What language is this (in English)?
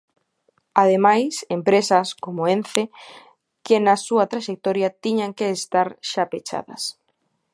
Galician